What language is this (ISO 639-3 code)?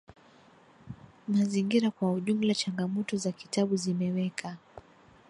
swa